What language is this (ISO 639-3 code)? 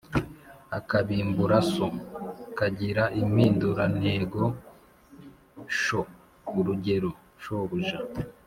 kin